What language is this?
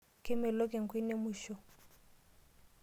Masai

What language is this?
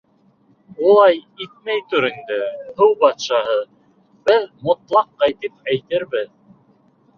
Bashkir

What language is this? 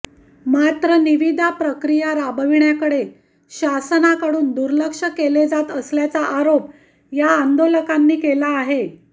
Marathi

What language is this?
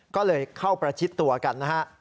Thai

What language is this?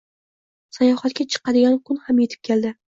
Uzbek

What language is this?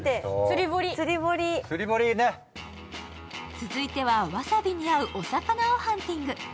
Japanese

